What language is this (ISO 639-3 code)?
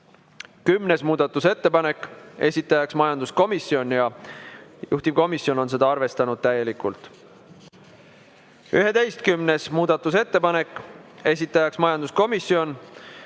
est